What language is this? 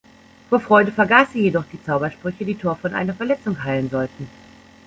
German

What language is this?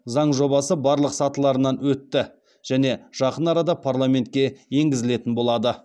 Kazakh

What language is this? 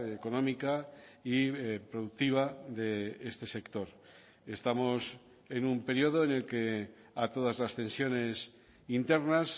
Spanish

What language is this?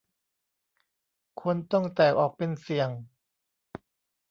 Thai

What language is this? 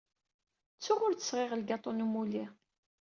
Kabyle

